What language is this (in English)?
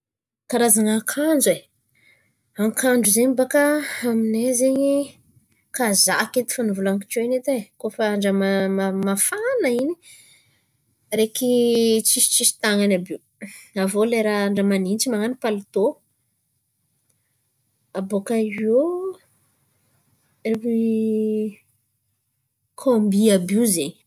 Antankarana Malagasy